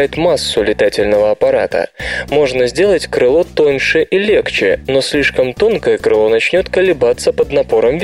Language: Russian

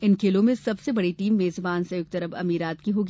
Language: Hindi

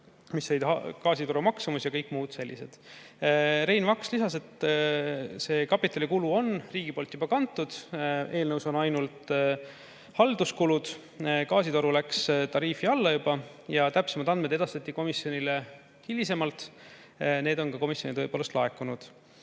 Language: Estonian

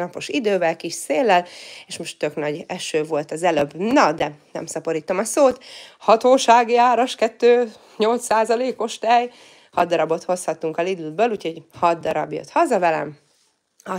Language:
Hungarian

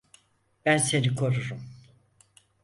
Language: Turkish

